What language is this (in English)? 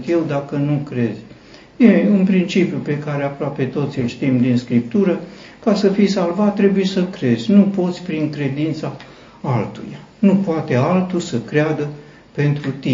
Romanian